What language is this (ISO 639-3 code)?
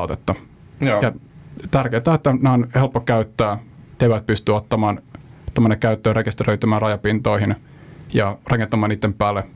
fin